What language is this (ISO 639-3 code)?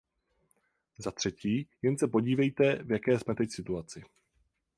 ces